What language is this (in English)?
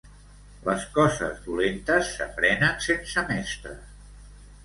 Catalan